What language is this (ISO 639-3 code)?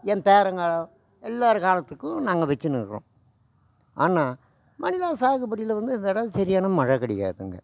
tam